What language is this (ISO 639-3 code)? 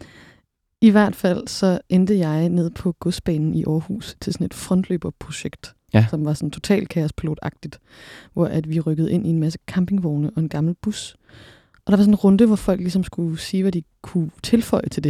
dan